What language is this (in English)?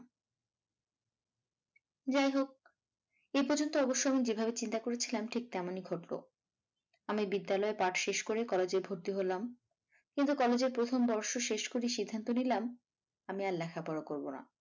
Bangla